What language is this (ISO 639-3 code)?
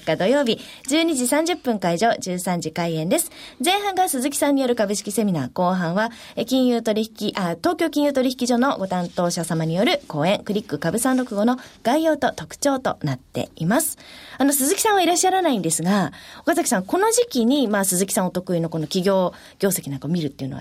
jpn